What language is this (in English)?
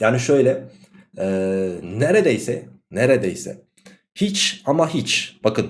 Turkish